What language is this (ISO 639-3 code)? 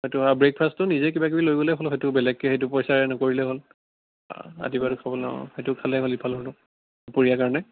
asm